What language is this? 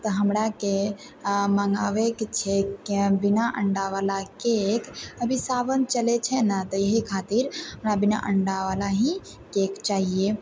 Maithili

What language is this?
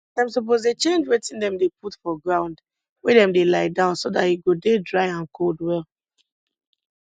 Nigerian Pidgin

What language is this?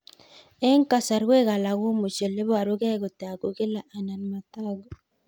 Kalenjin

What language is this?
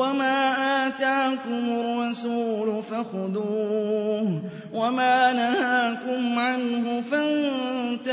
Arabic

